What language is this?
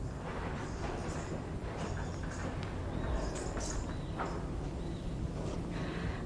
Persian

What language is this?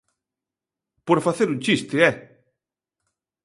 Galician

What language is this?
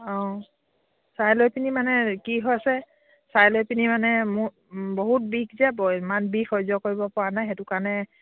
Assamese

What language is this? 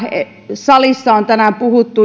Finnish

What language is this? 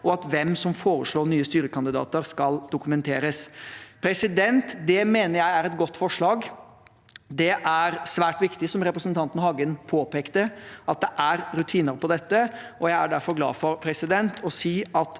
Norwegian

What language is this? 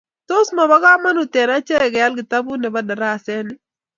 Kalenjin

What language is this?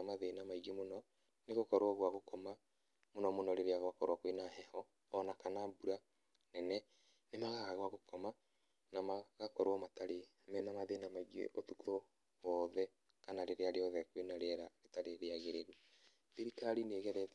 Kikuyu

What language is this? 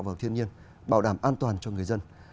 Vietnamese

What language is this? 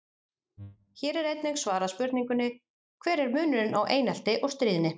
Icelandic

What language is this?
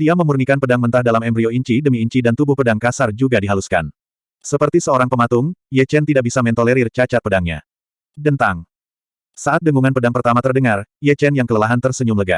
Indonesian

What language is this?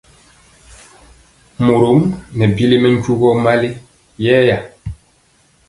Mpiemo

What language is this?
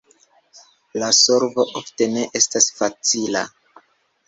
Esperanto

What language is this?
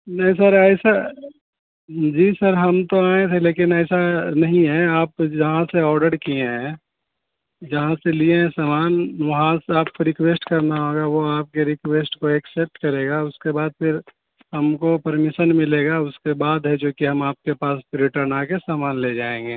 Urdu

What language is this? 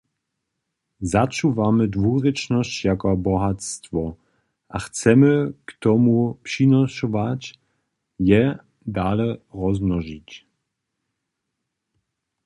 Upper Sorbian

